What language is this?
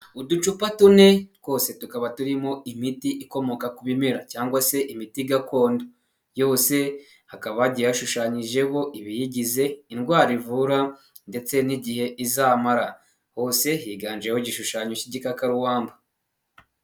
Kinyarwanda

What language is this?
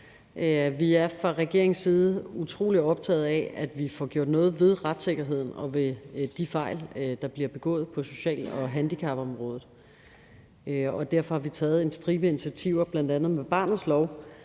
Danish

